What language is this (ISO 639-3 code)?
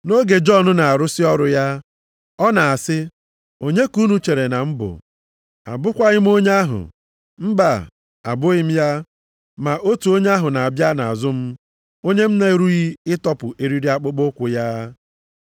ibo